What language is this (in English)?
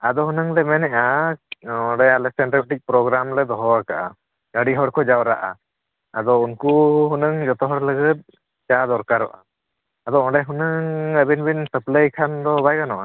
Santali